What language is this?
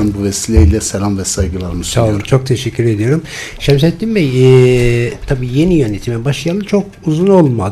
Turkish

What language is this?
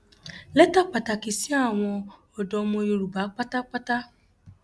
Yoruba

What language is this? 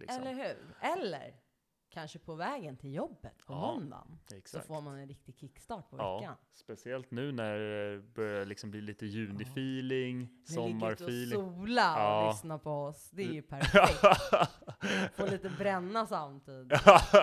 Swedish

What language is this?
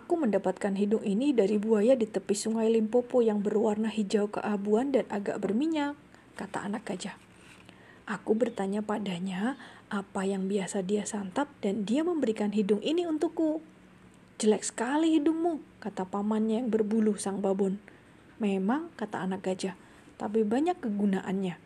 Indonesian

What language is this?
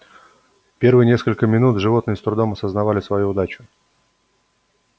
Russian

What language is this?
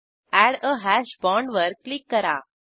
Marathi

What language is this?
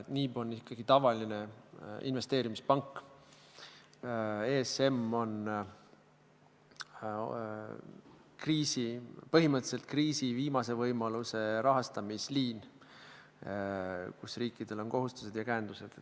Estonian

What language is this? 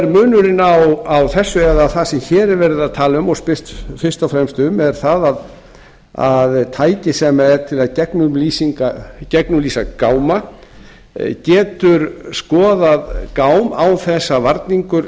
Icelandic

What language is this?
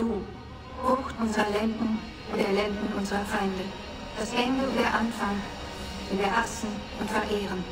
German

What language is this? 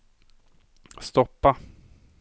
Swedish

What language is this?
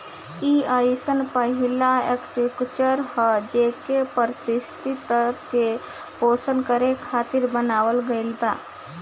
Bhojpuri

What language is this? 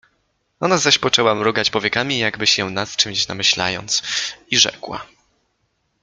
Polish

